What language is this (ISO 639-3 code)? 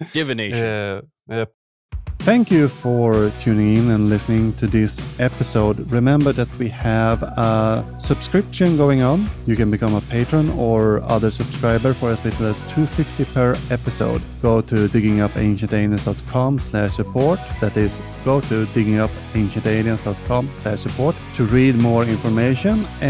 eng